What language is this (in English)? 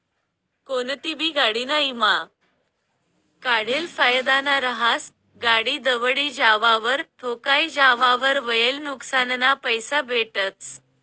Marathi